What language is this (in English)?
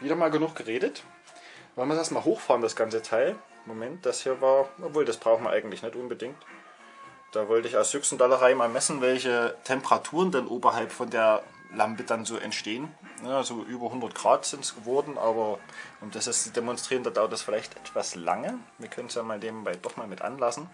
German